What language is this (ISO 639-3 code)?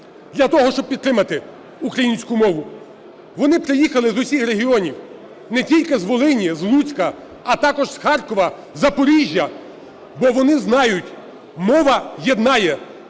ukr